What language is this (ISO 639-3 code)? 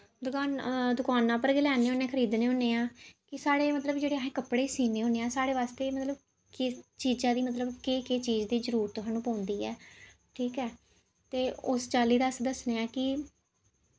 doi